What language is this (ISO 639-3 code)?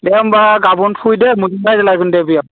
brx